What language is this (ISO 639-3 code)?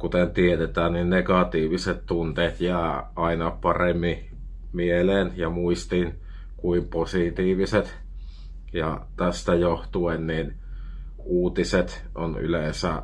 fin